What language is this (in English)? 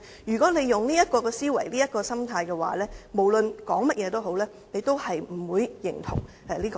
Cantonese